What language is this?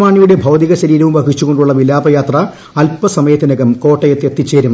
Malayalam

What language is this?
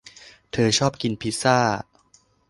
Thai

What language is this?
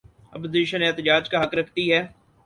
Urdu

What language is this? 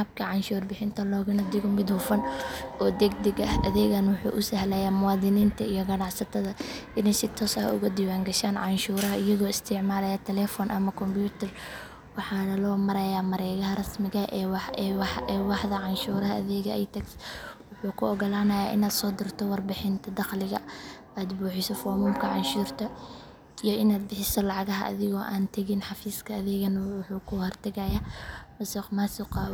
Somali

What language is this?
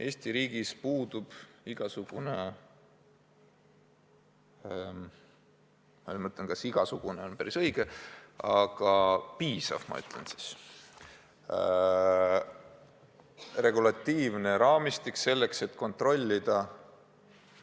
Estonian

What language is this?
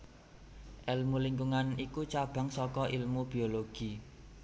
Javanese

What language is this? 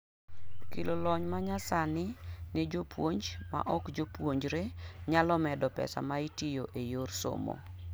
Luo (Kenya and Tanzania)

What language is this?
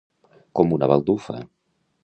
Catalan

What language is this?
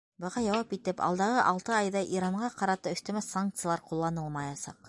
Bashkir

